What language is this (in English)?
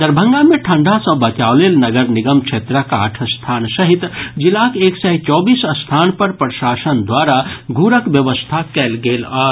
Maithili